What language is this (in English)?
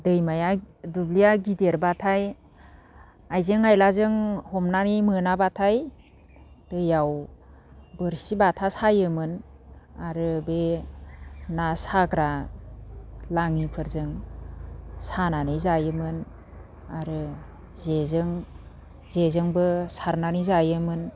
Bodo